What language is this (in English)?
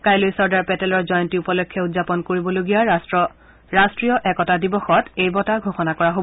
Assamese